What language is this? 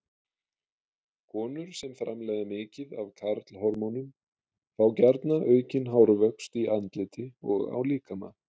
Icelandic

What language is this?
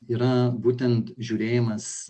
Lithuanian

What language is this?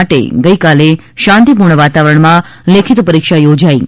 Gujarati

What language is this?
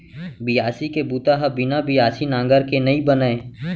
Chhattisgarhi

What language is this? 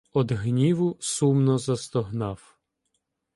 Ukrainian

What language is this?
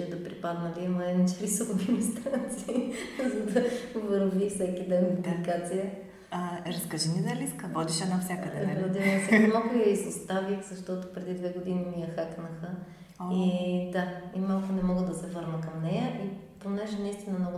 Bulgarian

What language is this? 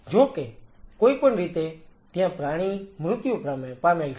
Gujarati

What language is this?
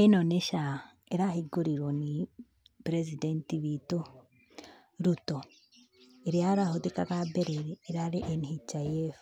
Kikuyu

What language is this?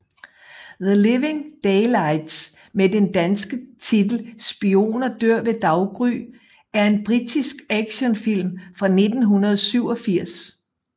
Danish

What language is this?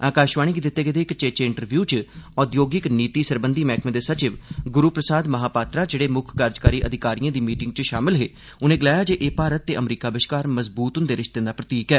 Dogri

